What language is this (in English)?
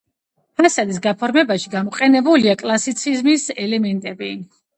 Georgian